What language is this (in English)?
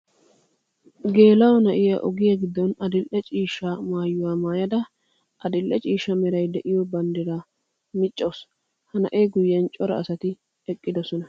Wolaytta